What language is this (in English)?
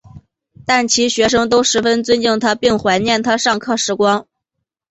Chinese